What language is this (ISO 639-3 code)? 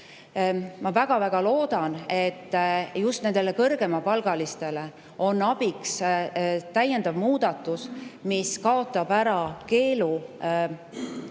est